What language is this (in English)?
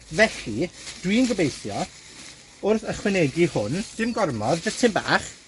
Welsh